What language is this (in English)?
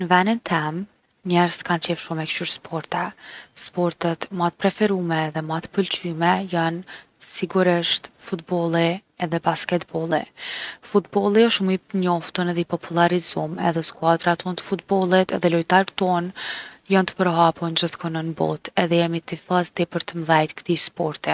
Gheg Albanian